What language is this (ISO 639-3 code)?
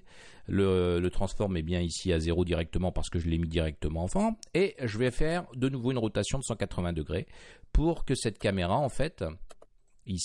fra